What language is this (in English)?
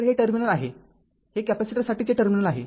Marathi